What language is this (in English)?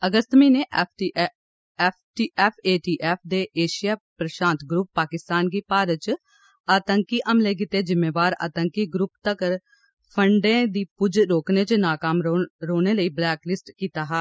Dogri